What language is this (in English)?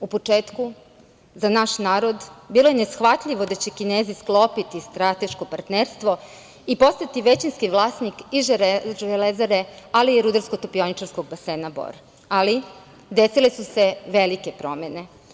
Serbian